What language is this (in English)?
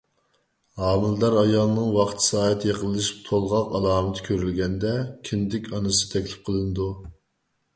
Uyghur